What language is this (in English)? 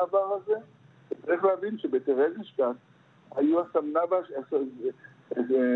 Hebrew